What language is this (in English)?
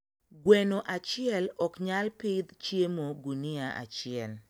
Luo (Kenya and Tanzania)